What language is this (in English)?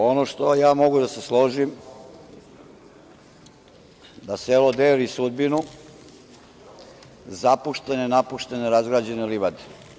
Serbian